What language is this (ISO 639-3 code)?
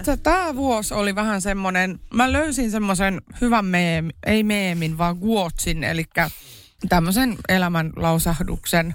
fin